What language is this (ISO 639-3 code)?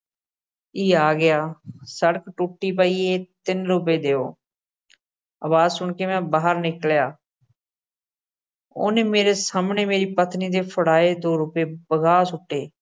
pan